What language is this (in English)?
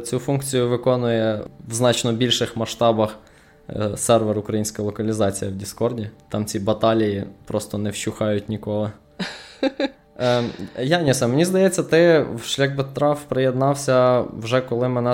Ukrainian